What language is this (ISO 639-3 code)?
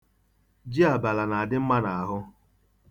ibo